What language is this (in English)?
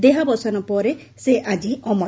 Odia